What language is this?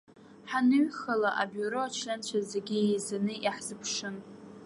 Abkhazian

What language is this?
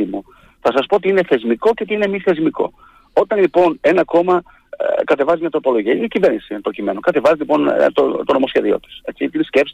Greek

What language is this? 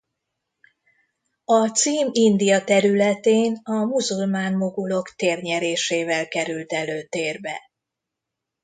Hungarian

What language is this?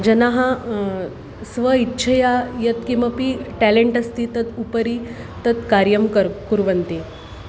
Sanskrit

